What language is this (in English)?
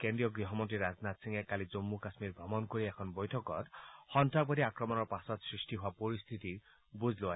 Assamese